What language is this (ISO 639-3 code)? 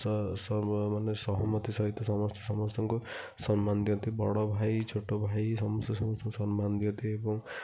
ori